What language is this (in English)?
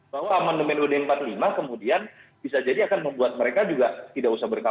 Indonesian